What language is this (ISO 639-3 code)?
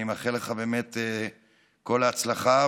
heb